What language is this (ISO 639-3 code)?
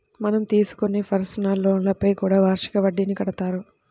tel